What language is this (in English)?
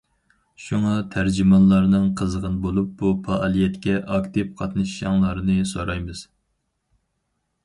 Uyghur